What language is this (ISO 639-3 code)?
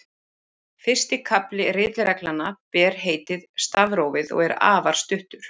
isl